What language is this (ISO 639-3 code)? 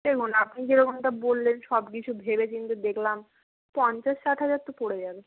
ben